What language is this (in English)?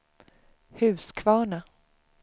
Swedish